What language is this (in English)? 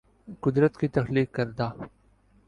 Urdu